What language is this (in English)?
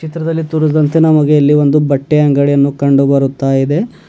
Kannada